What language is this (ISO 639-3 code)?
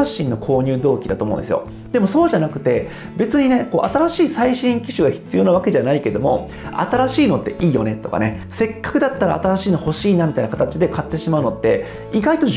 jpn